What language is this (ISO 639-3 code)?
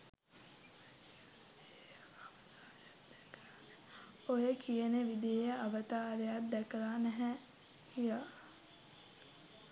sin